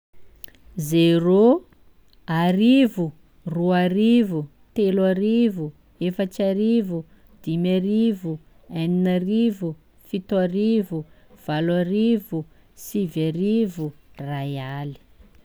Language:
Sakalava Malagasy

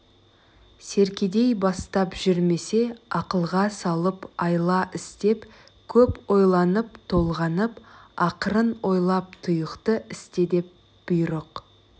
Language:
Kazakh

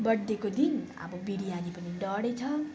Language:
Nepali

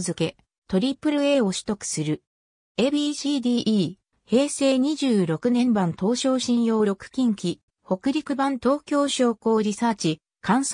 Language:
Japanese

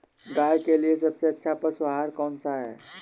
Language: Hindi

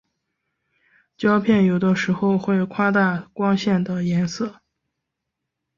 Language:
Chinese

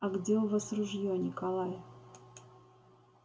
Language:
Russian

